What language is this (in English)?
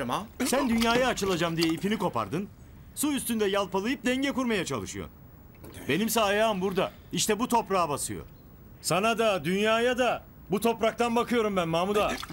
Turkish